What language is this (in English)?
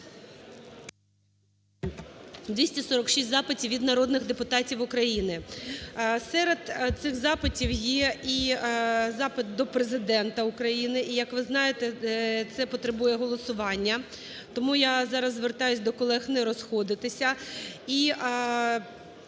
Ukrainian